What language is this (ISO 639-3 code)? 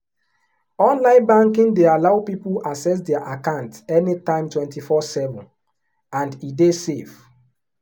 pcm